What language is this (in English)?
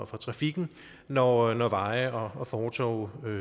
Danish